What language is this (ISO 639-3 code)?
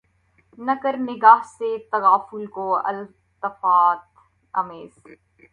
urd